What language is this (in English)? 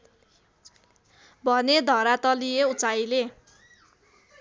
Nepali